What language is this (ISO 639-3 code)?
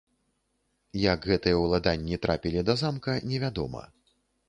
bel